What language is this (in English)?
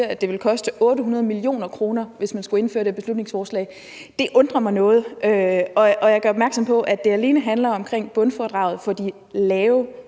Danish